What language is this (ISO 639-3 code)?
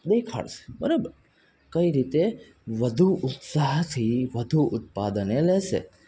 guj